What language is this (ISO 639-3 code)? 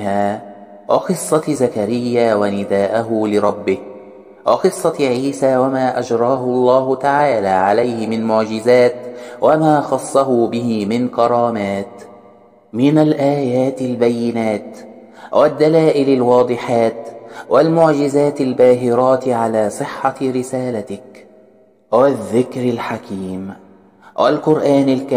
ara